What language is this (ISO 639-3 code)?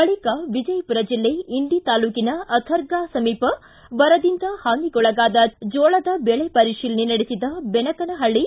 kan